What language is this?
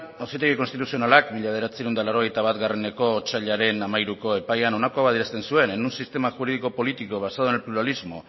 Basque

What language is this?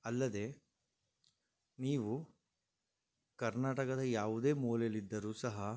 Kannada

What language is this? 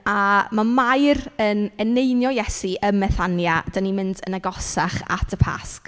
Welsh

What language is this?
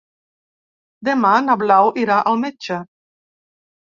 Catalan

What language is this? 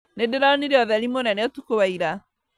Kikuyu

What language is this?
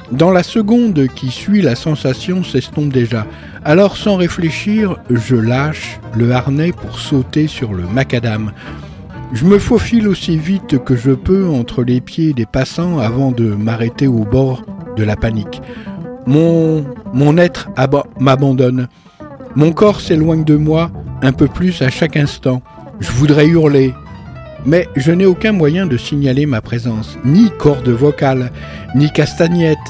French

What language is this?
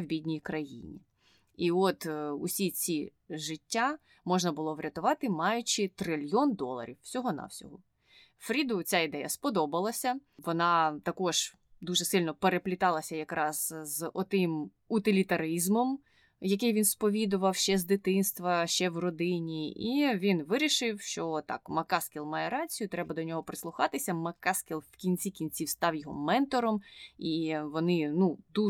Ukrainian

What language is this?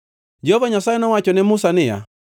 Luo (Kenya and Tanzania)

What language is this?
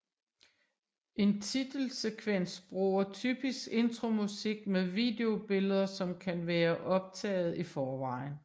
Danish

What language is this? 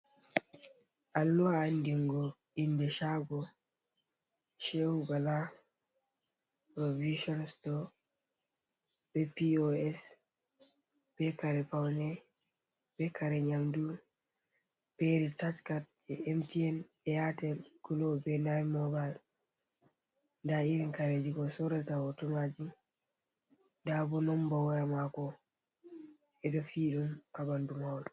Fula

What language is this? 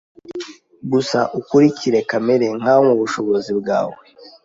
Kinyarwanda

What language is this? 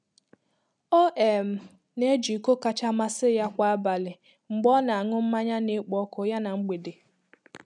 Igbo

